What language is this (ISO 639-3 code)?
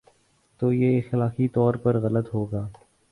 urd